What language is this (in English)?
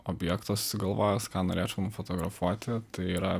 Lithuanian